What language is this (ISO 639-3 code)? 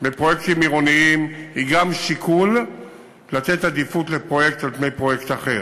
heb